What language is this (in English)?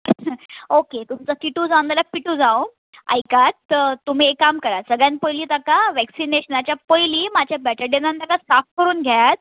Konkani